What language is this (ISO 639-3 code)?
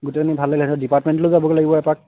asm